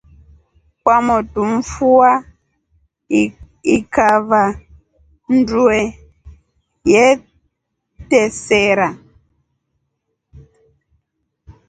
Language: Rombo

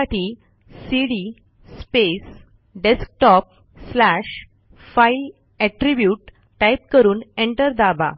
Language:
Marathi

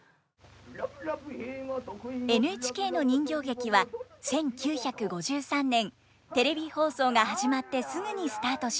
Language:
Japanese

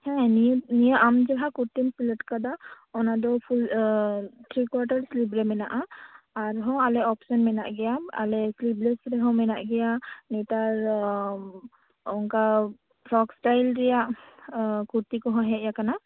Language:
Santali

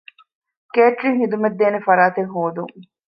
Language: Divehi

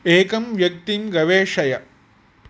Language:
Sanskrit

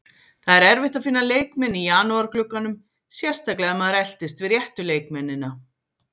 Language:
Icelandic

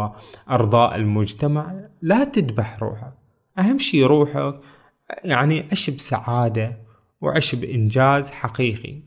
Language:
Arabic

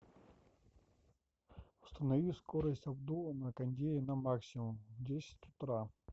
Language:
Russian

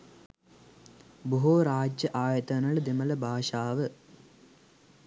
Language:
Sinhala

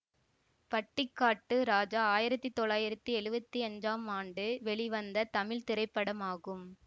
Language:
Tamil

